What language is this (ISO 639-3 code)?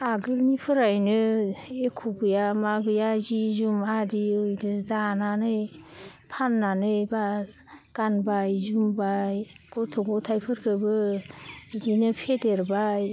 brx